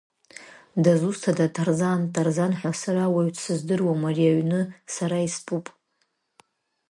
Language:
Abkhazian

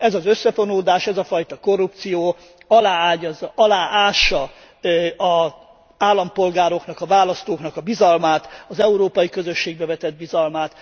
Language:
Hungarian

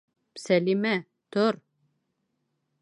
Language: Bashkir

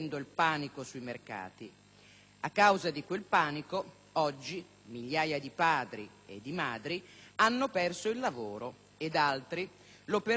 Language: Italian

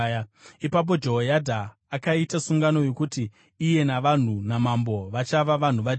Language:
Shona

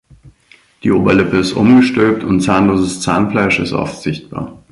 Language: German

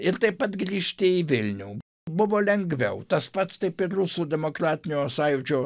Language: Lithuanian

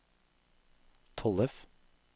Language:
Norwegian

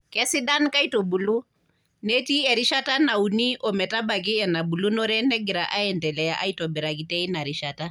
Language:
Masai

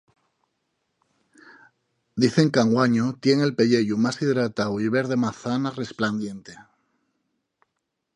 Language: Asturian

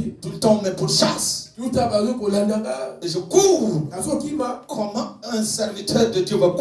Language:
French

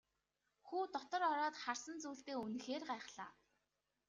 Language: Mongolian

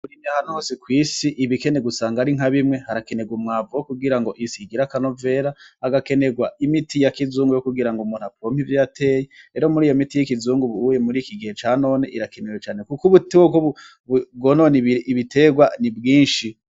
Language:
Rundi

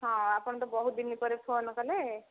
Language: Odia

